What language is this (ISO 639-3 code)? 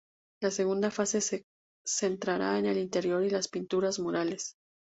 spa